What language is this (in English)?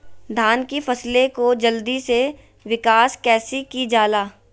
Magahi